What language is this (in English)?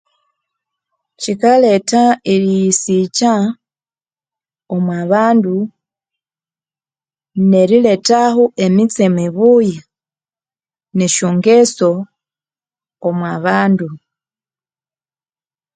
Konzo